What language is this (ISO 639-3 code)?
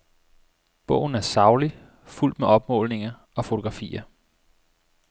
dan